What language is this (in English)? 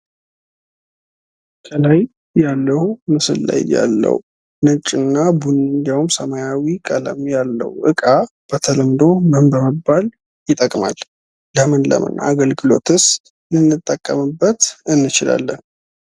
Amharic